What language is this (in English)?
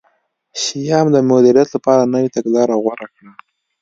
Pashto